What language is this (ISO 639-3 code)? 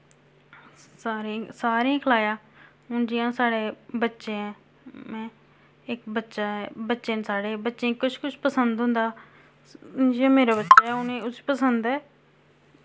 doi